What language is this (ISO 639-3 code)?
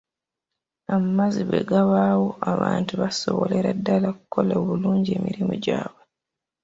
lug